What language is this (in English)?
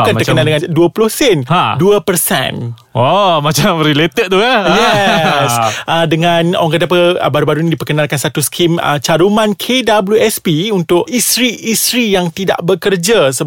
Malay